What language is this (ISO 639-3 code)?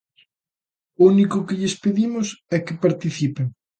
glg